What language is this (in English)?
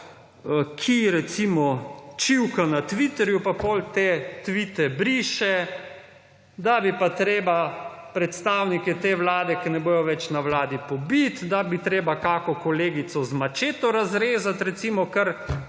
Slovenian